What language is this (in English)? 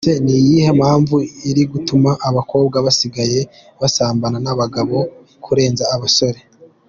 Kinyarwanda